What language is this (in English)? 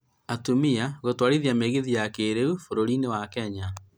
Kikuyu